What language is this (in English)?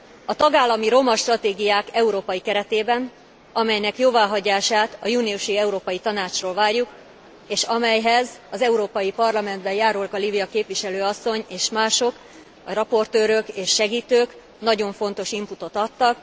Hungarian